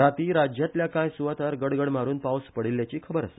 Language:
Konkani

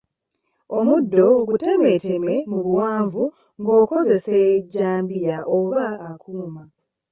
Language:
Ganda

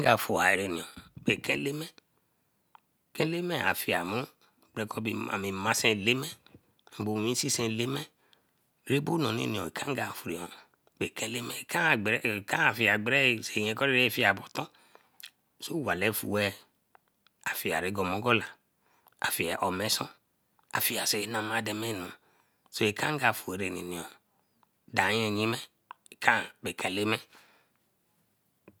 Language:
Eleme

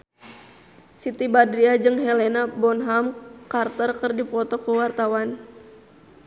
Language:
Sundanese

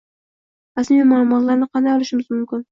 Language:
Uzbek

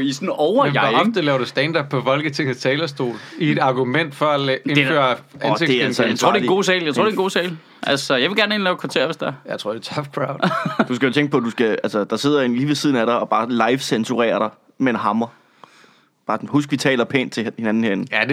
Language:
Danish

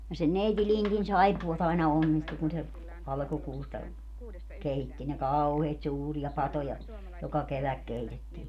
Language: Finnish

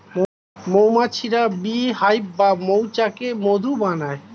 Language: Bangla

